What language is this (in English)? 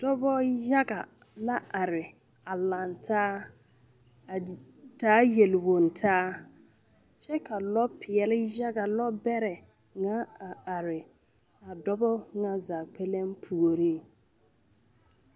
Southern Dagaare